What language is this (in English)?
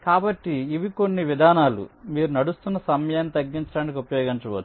Telugu